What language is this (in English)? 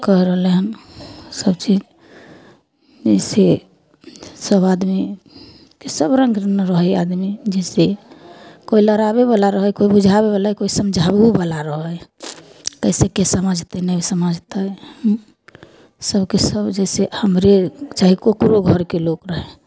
Maithili